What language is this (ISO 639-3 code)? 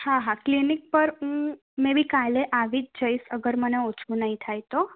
guj